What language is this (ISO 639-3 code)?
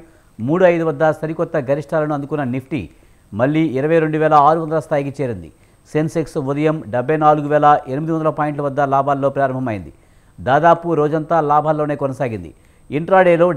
tel